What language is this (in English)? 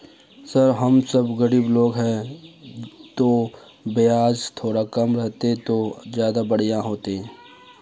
Magahi